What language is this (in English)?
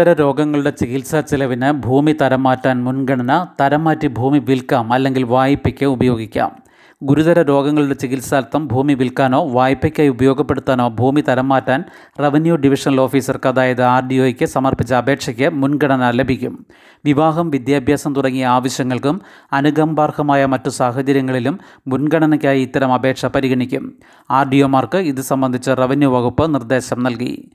Malayalam